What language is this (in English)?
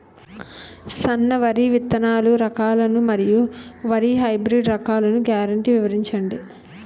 Telugu